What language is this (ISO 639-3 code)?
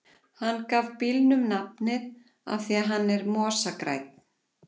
isl